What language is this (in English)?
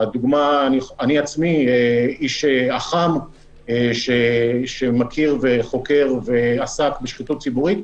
Hebrew